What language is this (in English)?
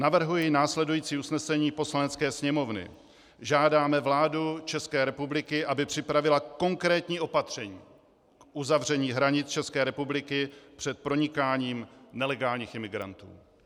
Czech